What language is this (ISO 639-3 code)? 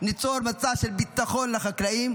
heb